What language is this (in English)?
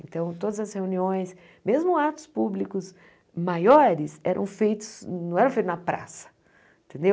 Portuguese